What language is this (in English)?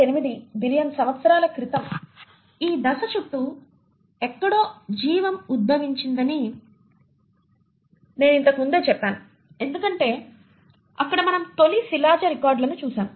Telugu